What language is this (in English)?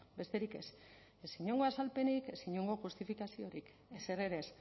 Basque